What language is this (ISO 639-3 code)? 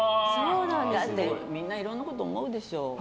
jpn